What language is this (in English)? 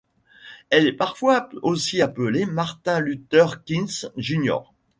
French